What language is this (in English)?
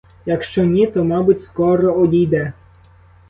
Ukrainian